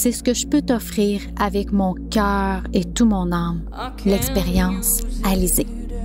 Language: French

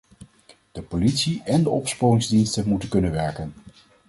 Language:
Dutch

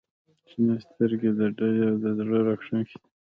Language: Pashto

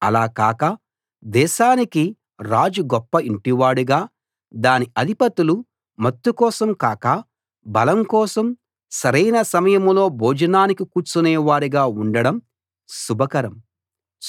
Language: Telugu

